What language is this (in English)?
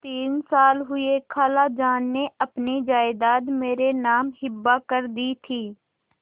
Hindi